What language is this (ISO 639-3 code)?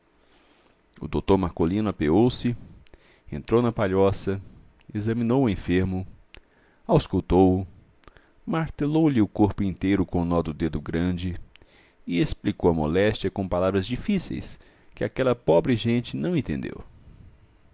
por